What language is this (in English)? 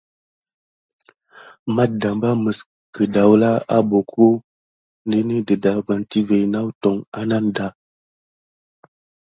Gidar